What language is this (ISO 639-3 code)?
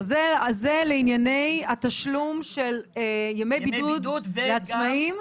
heb